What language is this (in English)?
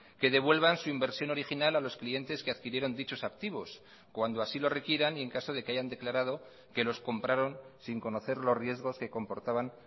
Spanish